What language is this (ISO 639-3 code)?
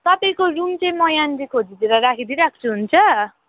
nep